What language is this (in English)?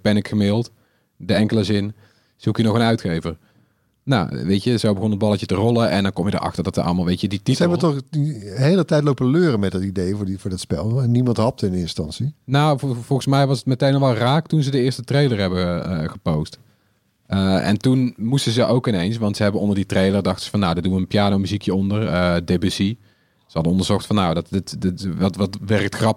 Dutch